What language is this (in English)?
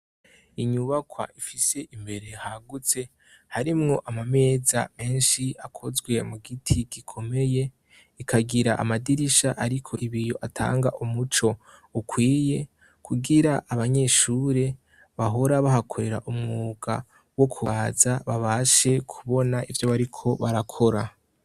Rundi